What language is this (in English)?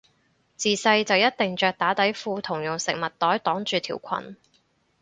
Cantonese